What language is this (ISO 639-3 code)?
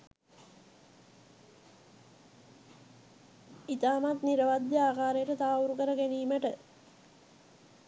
sin